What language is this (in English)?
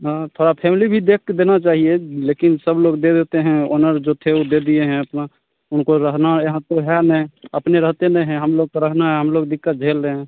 Hindi